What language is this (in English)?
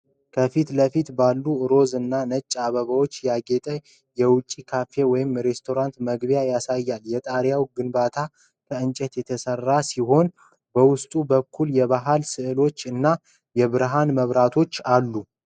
Amharic